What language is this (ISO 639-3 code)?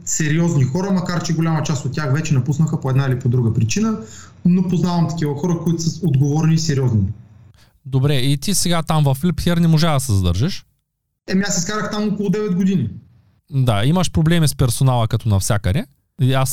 bul